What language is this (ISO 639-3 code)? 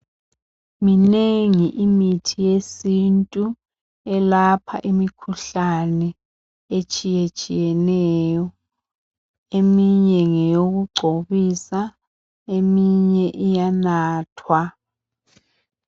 nde